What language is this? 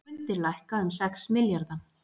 Icelandic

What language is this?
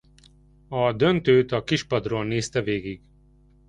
Hungarian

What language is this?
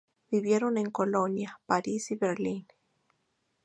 Spanish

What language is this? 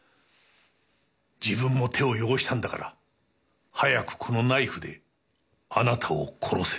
Japanese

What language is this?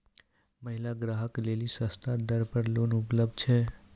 Maithili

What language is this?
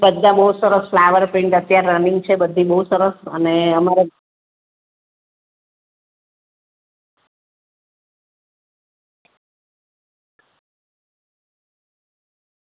Gujarati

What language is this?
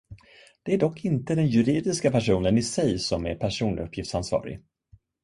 Swedish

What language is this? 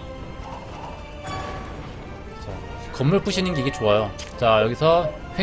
Korean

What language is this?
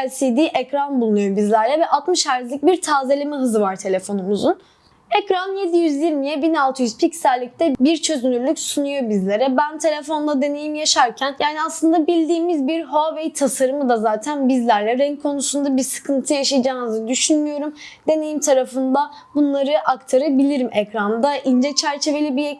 Turkish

